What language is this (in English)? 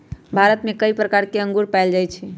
Magahi